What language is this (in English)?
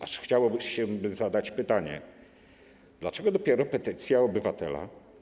Polish